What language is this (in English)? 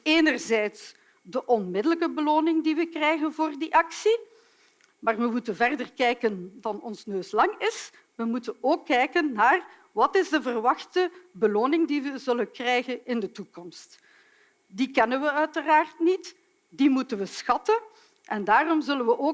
Dutch